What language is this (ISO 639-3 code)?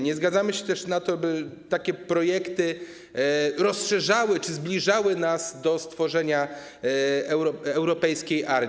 pol